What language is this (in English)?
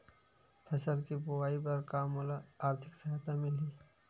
Chhattisgarhi